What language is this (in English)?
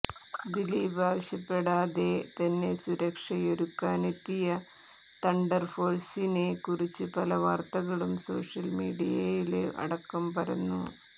Malayalam